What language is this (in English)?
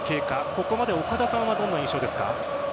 Japanese